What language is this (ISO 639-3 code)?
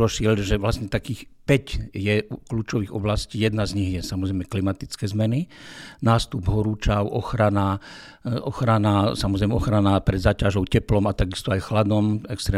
slk